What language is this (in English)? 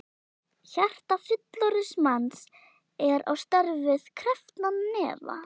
Icelandic